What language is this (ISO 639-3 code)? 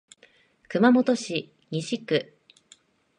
jpn